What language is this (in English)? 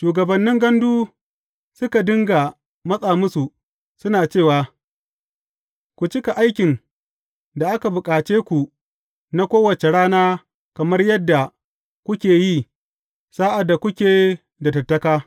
Hausa